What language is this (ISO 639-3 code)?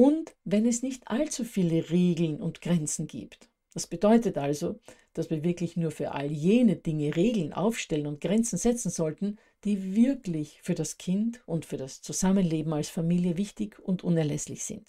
deu